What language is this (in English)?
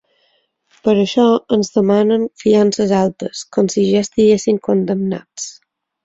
Catalan